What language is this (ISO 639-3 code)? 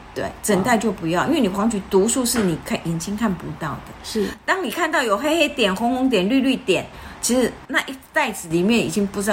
zho